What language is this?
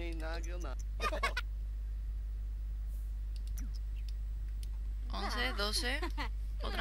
Spanish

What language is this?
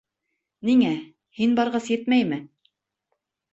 Bashkir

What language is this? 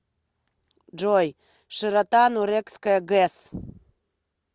Russian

